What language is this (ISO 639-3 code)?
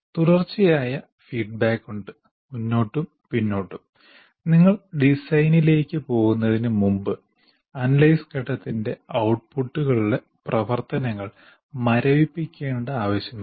mal